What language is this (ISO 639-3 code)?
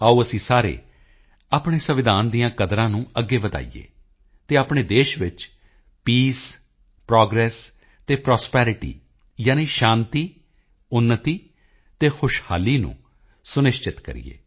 pan